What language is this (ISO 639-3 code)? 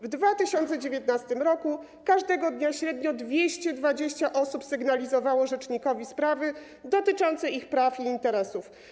pol